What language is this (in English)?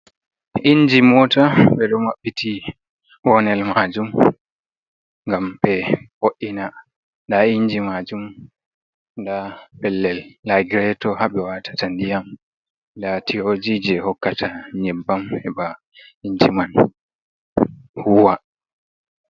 Fula